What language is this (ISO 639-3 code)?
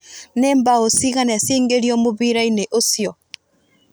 kik